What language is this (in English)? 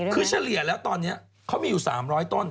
Thai